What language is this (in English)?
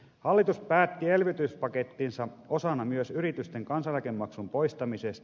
Finnish